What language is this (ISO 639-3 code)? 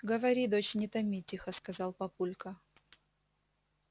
rus